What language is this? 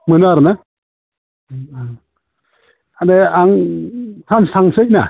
Bodo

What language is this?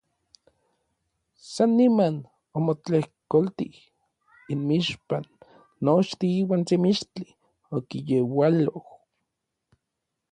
Orizaba Nahuatl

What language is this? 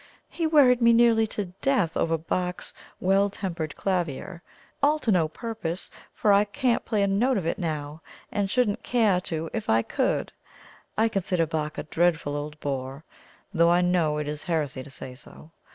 English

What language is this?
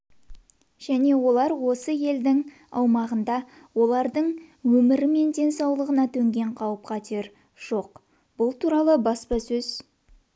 Kazakh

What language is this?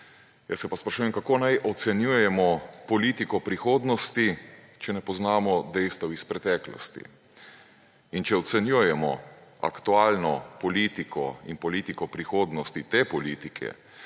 Slovenian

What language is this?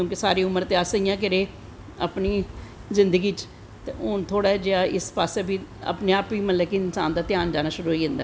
Dogri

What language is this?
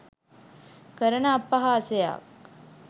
Sinhala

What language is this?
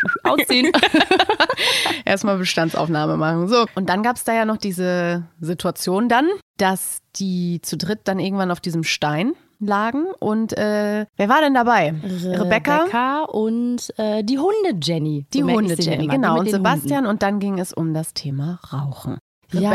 German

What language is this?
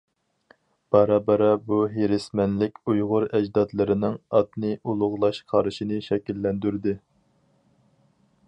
Uyghur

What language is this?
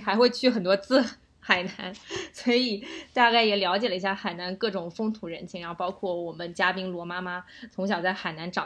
Chinese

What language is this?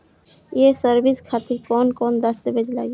Bhojpuri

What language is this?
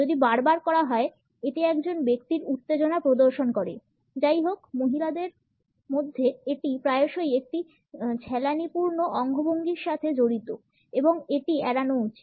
Bangla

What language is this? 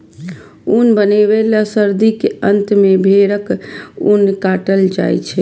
Maithili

